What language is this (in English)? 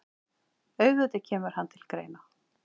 Icelandic